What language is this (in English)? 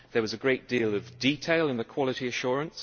English